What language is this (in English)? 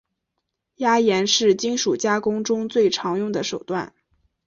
Chinese